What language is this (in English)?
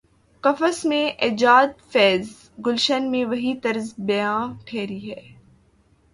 Urdu